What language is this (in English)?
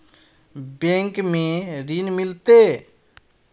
Magahi